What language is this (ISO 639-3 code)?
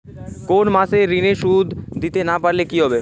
ben